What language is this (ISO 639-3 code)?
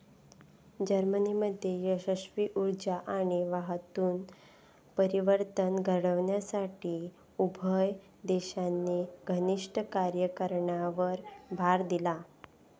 mar